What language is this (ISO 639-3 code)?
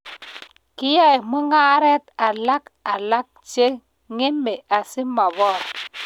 kln